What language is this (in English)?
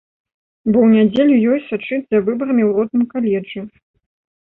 Belarusian